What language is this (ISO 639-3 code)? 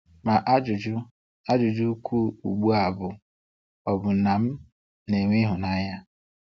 ibo